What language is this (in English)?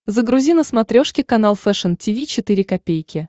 Russian